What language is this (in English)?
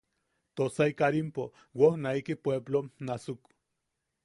Yaqui